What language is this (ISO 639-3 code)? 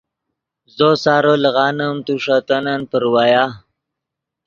ydg